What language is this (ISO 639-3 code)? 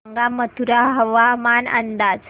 mar